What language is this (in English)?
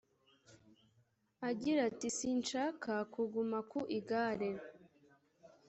Kinyarwanda